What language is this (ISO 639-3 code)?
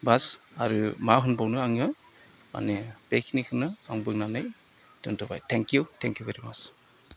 brx